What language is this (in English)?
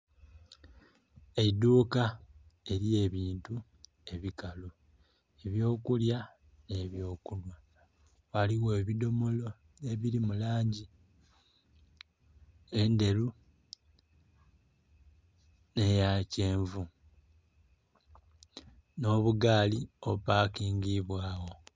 Soga